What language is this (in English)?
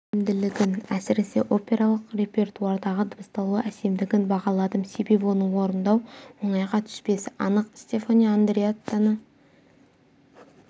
Kazakh